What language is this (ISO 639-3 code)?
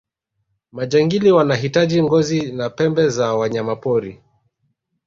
swa